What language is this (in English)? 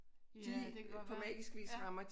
Danish